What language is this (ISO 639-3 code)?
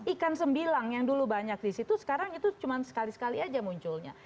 ind